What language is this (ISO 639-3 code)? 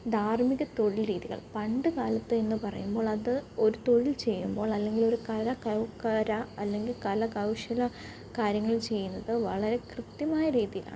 mal